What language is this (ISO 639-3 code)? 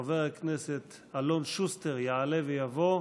heb